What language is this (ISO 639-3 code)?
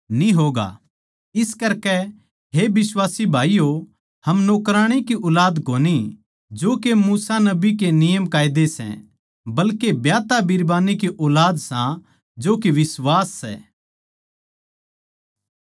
bgc